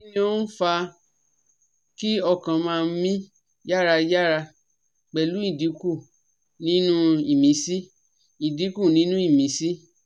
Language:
Yoruba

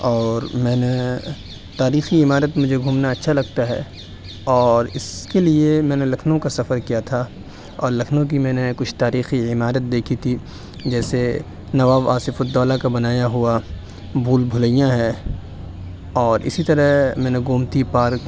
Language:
Urdu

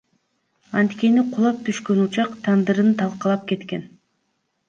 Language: Kyrgyz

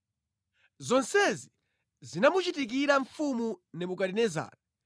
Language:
Nyanja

